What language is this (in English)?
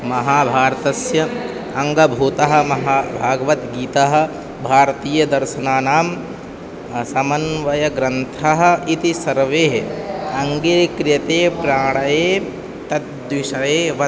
Sanskrit